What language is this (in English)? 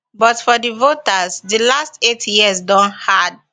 Nigerian Pidgin